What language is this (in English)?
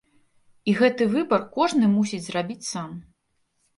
Belarusian